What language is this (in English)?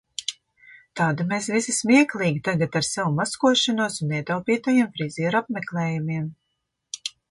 Latvian